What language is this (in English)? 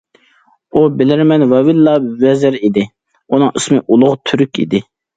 Uyghur